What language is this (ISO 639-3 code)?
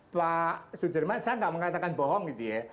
ind